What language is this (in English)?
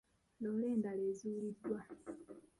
Ganda